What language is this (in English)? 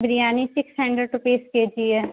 Urdu